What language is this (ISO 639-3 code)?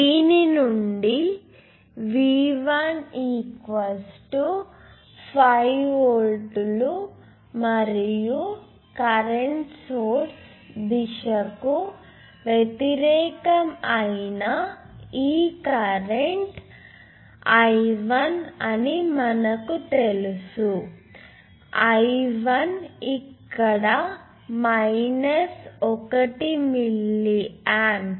tel